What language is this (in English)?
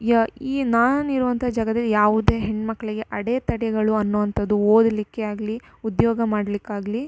Kannada